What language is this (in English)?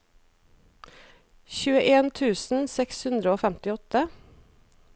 Norwegian